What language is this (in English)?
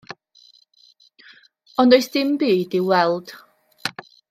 Welsh